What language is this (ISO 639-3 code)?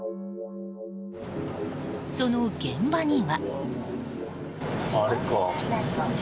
jpn